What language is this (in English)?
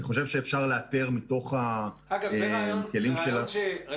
Hebrew